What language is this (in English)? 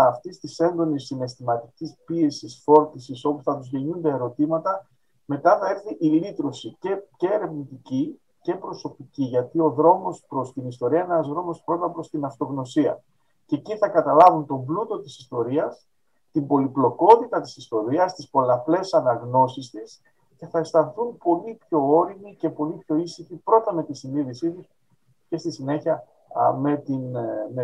Greek